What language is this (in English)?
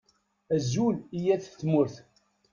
Kabyle